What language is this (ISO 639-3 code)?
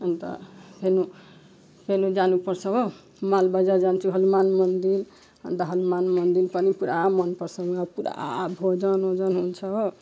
nep